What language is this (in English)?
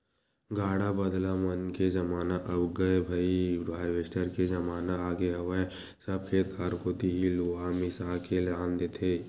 Chhattisgarhi